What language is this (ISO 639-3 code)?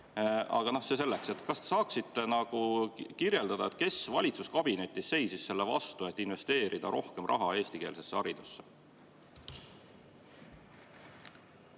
est